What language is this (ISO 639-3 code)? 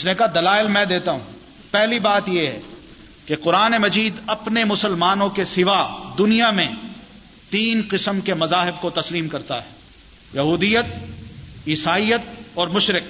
urd